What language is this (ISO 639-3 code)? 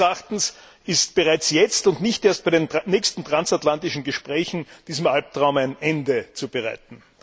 deu